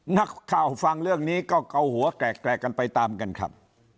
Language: Thai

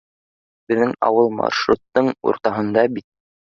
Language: Bashkir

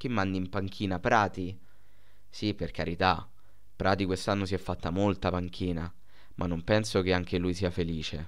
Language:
Italian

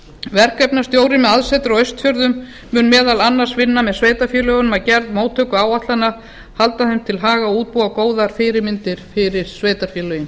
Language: Icelandic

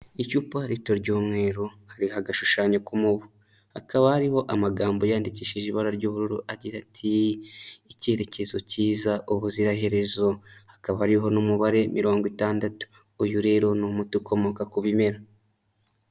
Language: Kinyarwanda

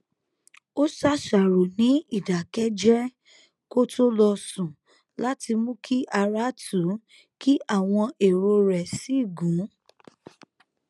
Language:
Yoruba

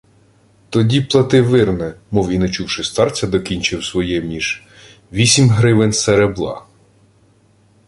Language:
Ukrainian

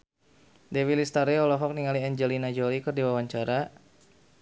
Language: Sundanese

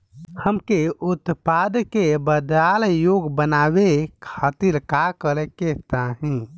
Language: Bhojpuri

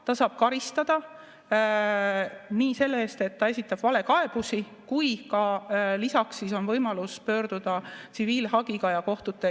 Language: Estonian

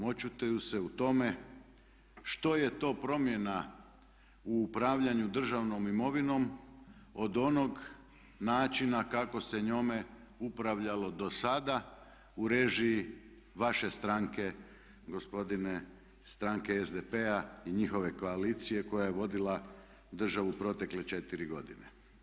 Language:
Croatian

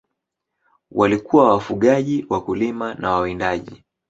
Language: Swahili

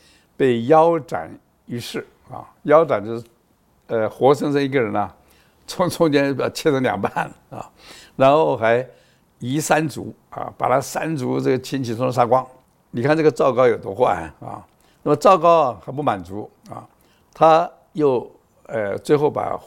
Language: Chinese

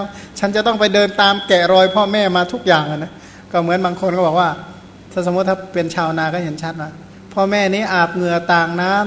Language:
Thai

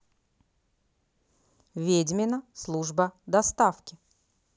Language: Russian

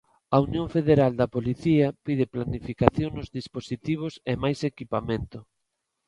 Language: Galician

